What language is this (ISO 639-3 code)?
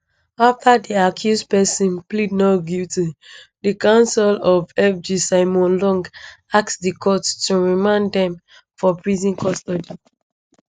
pcm